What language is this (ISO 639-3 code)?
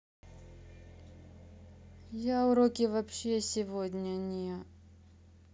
rus